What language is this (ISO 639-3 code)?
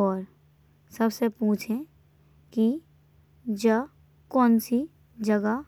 bns